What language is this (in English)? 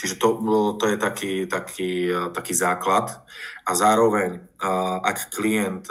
Slovak